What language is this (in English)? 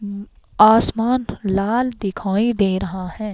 Hindi